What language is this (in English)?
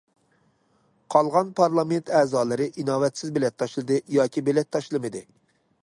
Uyghur